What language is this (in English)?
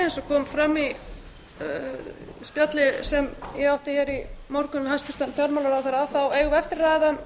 Icelandic